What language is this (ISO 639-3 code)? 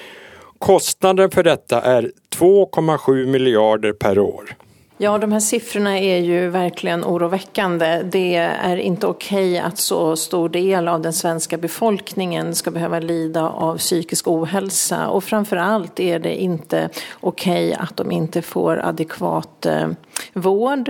swe